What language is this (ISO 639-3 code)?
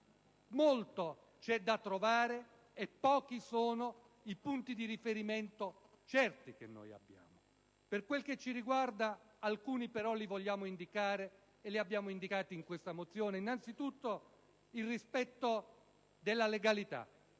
ita